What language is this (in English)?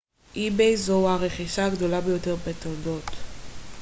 Hebrew